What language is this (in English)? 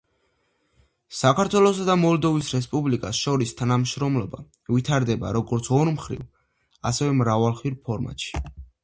Georgian